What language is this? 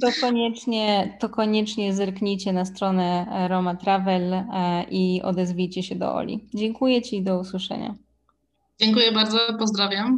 Polish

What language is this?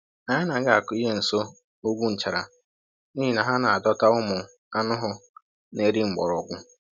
Igbo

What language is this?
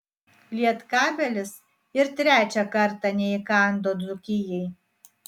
Lithuanian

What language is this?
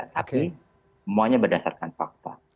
Indonesian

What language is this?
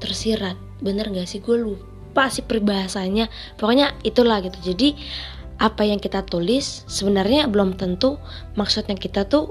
Indonesian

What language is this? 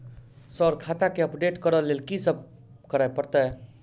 Maithili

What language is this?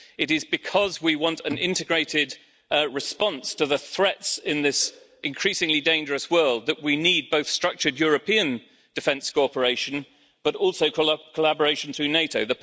English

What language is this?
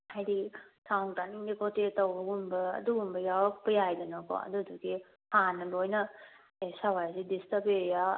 Manipuri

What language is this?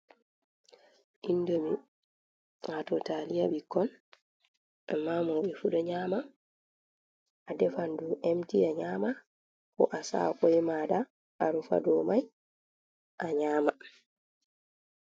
Fula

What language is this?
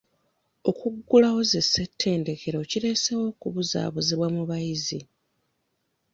Ganda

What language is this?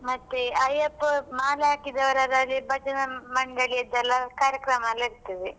Kannada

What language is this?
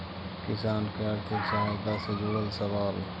Magahi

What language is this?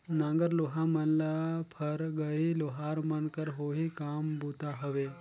Chhattisgarhi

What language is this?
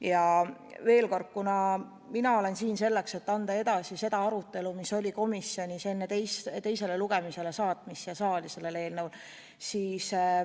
Estonian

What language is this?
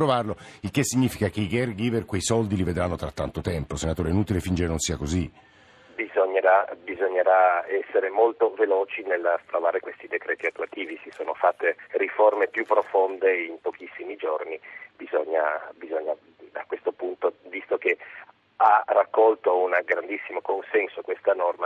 Italian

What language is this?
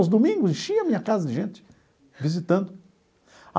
Portuguese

